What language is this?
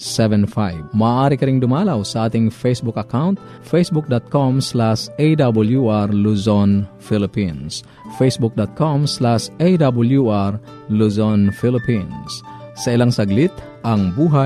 Filipino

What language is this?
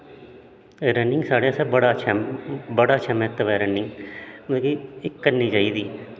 Dogri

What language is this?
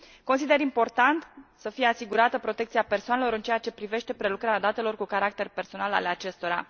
Romanian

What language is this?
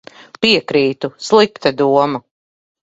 Latvian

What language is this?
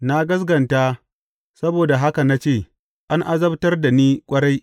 Hausa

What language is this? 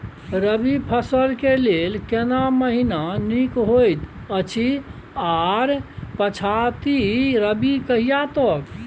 Maithili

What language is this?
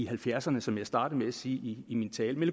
Danish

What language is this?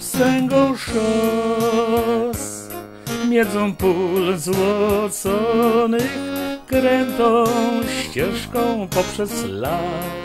Polish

